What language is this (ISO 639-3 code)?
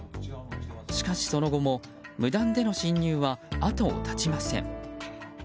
jpn